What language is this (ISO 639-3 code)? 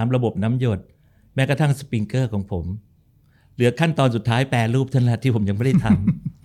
tha